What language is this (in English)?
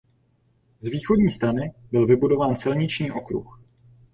Czech